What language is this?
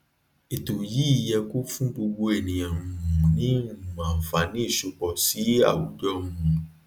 Yoruba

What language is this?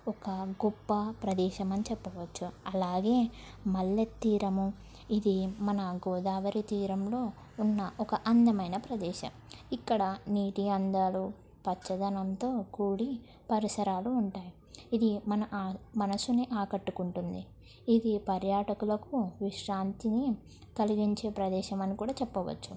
Telugu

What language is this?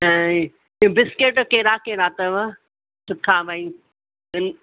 Sindhi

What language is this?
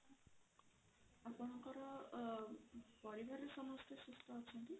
Odia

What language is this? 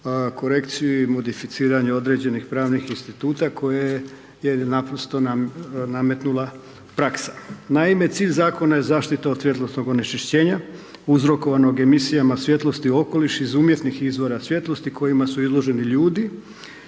Croatian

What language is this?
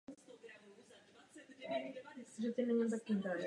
Czech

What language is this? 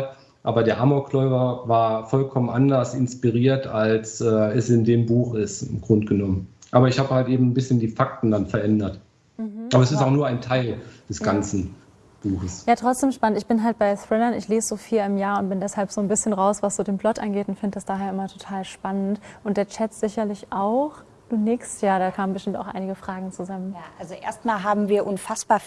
German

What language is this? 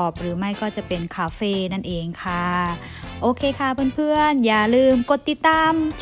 Thai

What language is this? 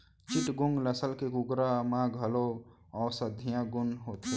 Chhattisgarhi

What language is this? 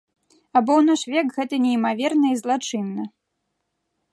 Belarusian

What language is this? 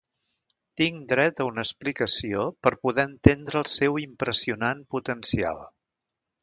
Catalan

